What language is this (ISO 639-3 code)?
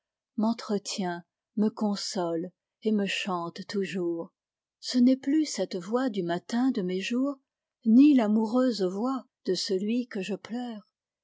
fra